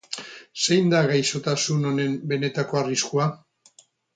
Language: Basque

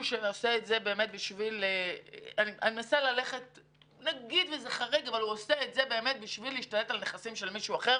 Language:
Hebrew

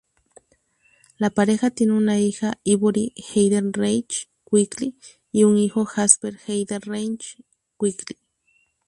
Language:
Spanish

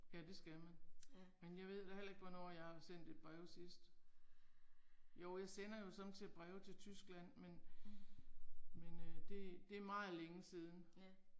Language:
Danish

